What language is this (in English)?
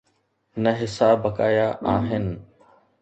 Sindhi